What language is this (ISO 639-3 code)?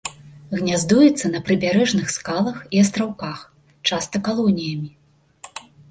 bel